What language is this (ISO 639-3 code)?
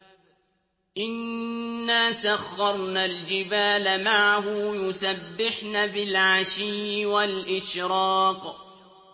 ara